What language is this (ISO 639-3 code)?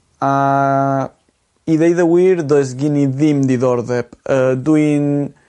cym